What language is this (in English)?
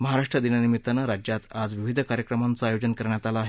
Marathi